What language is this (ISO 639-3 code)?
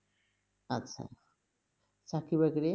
ben